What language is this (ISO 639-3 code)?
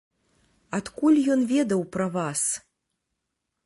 bel